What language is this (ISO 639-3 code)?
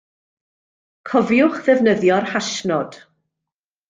cym